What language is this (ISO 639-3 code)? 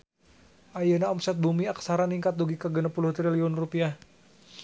sun